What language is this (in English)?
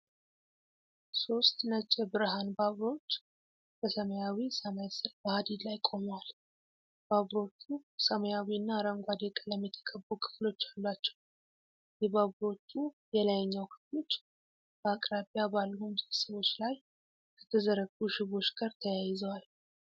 Amharic